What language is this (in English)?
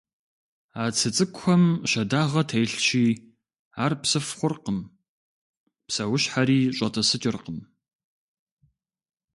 Kabardian